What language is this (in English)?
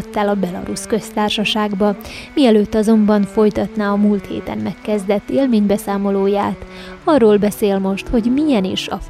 Hungarian